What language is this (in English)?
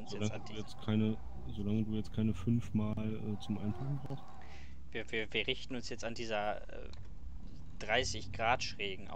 German